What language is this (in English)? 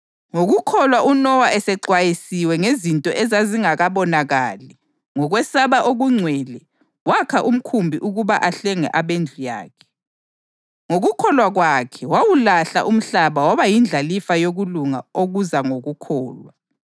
North Ndebele